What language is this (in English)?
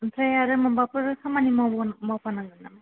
Bodo